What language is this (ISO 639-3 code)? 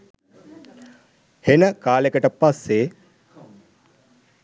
sin